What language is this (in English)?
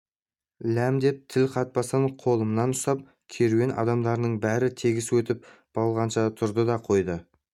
Kazakh